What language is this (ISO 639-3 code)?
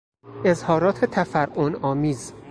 fas